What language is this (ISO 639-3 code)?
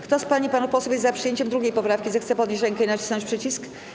pol